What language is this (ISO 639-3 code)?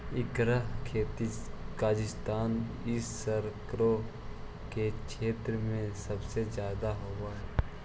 mag